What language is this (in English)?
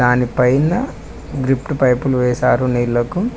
Telugu